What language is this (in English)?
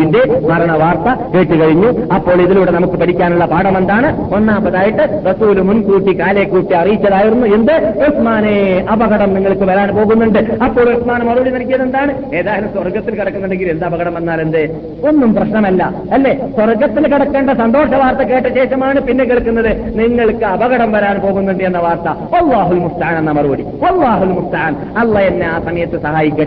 Malayalam